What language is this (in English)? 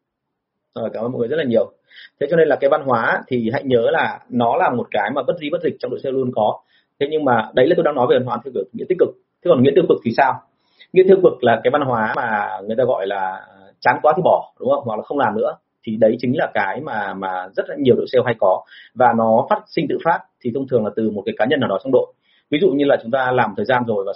Vietnamese